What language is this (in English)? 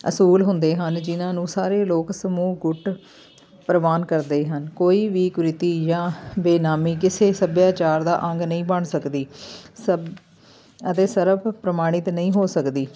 Punjabi